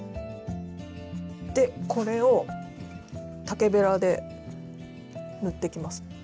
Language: Japanese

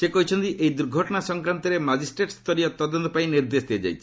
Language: Odia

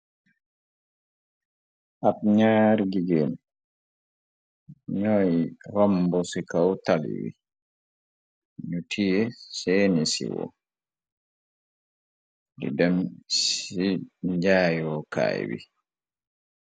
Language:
Wolof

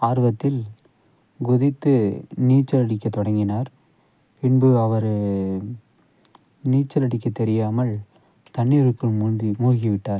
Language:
Tamil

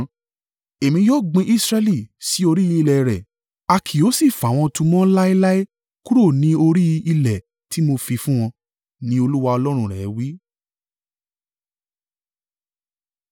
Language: Yoruba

